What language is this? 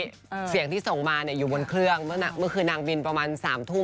Thai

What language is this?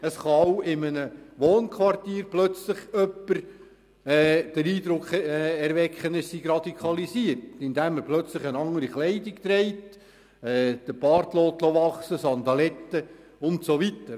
Swiss German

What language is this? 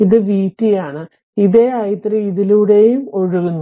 Malayalam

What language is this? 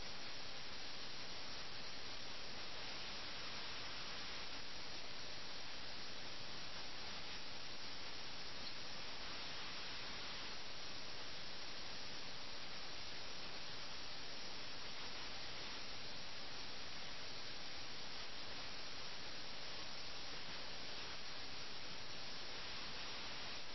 Malayalam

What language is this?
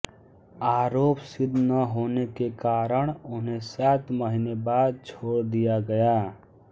Hindi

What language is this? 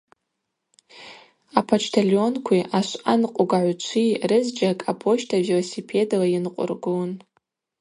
Abaza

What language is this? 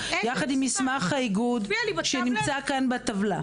Hebrew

